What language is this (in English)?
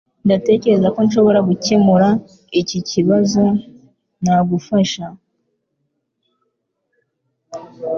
Kinyarwanda